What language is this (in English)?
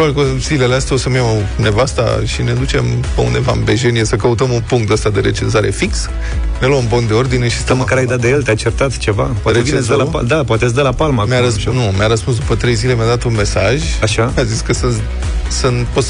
Romanian